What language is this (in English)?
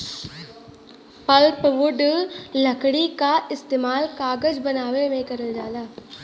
Bhojpuri